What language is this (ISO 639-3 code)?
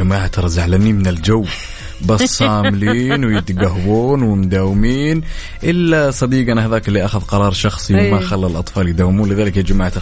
ara